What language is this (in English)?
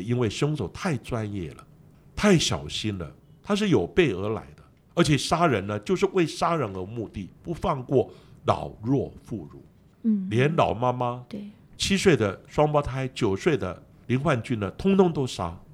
Chinese